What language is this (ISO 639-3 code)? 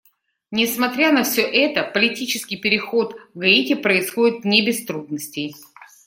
rus